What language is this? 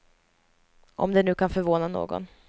Swedish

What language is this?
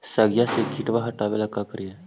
Magahi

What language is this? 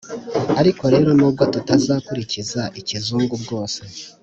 Kinyarwanda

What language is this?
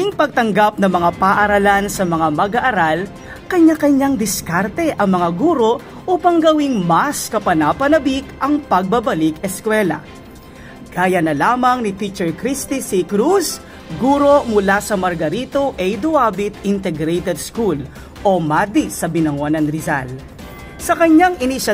Filipino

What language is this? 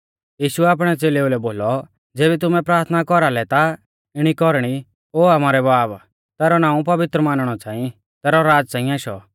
Mahasu Pahari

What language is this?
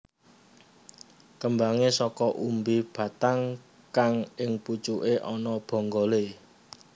Javanese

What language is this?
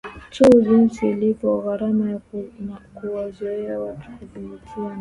Swahili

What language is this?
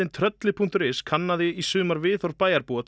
Icelandic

